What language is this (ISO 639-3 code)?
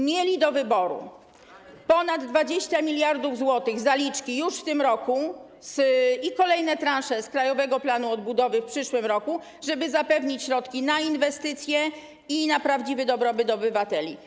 pol